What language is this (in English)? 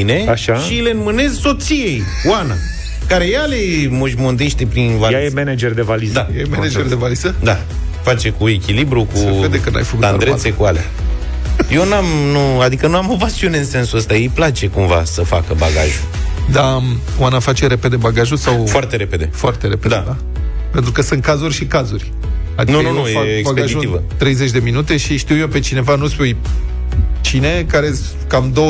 Romanian